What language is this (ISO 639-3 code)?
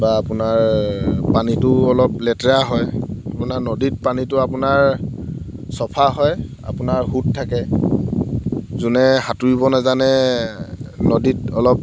asm